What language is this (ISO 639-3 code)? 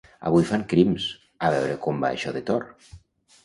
cat